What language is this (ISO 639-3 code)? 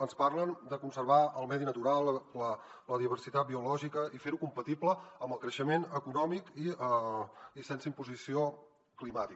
cat